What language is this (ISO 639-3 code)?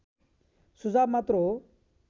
nep